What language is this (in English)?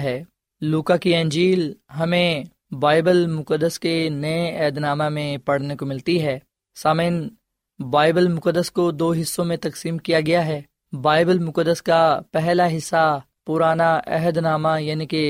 Urdu